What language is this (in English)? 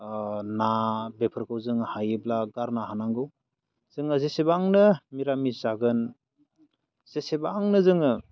Bodo